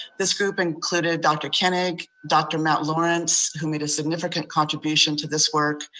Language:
English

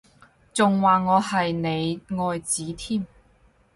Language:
Cantonese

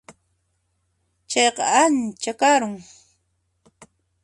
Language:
Puno Quechua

